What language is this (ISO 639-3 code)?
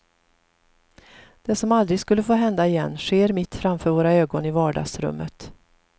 swe